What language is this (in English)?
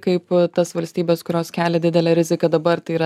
Lithuanian